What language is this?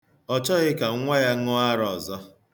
Igbo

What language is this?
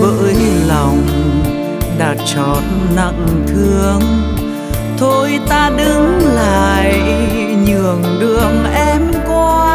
Vietnamese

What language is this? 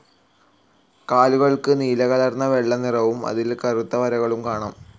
Malayalam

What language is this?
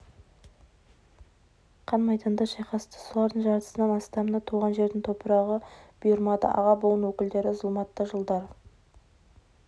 Kazakh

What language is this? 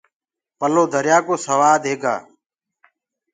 Gurgula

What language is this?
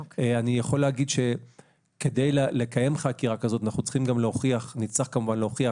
Hebrew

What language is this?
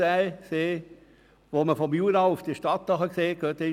Swiss German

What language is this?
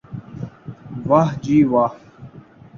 Urdu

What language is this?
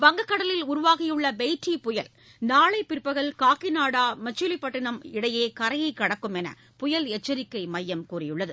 Tamil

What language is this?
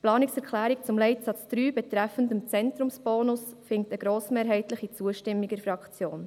Swiss German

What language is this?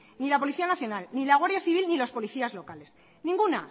Spanish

